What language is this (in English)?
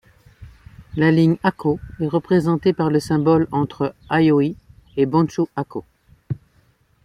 French